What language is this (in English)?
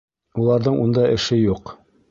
Bashkir